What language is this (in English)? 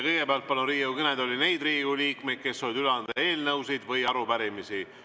Estonian